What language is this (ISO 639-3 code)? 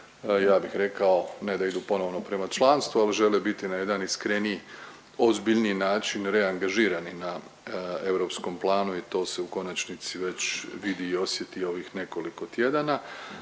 hrv